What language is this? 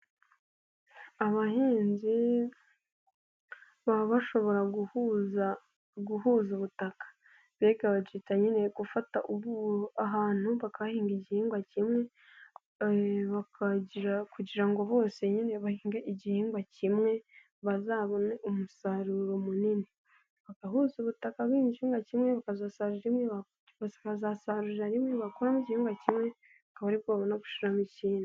Kinyarwanda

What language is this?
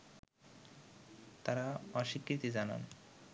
Bangla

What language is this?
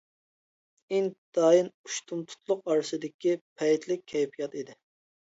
Uyghur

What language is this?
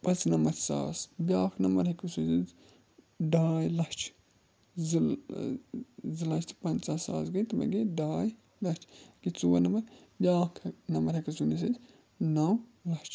Kashmiri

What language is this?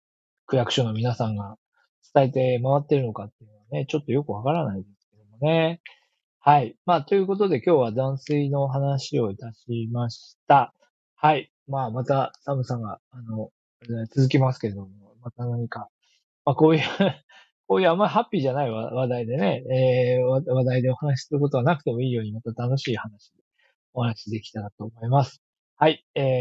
Japanese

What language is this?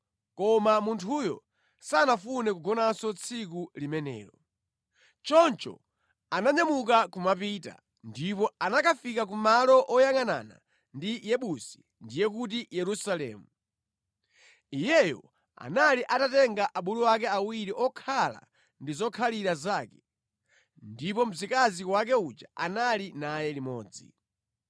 Nyanja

